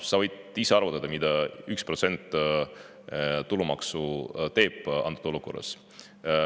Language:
Estonian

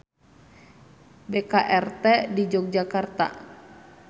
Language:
Sundanese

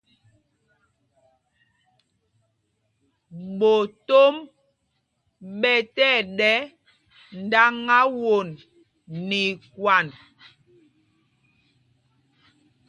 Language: Mpumpong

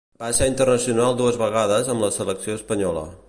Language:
Catalan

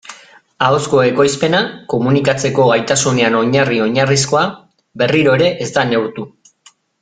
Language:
Basque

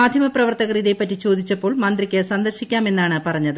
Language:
Malayalam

